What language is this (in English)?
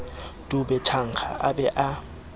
Southern Sotho